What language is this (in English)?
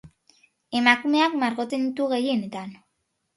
Basque